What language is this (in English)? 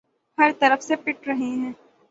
Urdu